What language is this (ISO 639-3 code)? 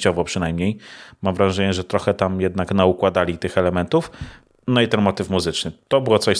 pol